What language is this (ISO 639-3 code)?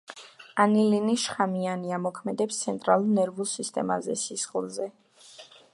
kat